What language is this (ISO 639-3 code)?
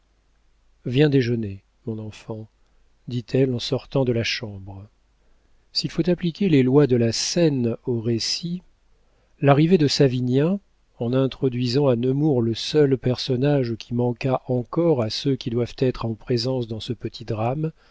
fra